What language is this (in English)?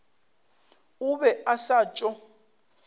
Northern Sotho